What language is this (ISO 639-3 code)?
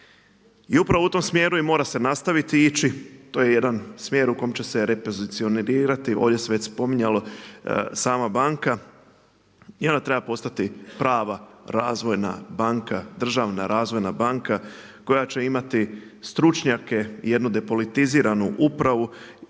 hrv